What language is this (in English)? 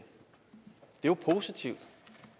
Danish